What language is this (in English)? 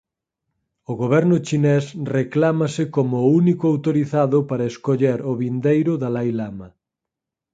Galician